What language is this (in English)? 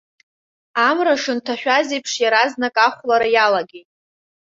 Abkhazian